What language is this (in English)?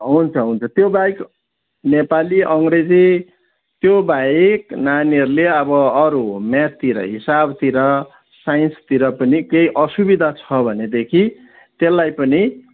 Nepali